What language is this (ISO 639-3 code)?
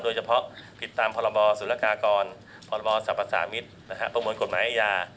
tha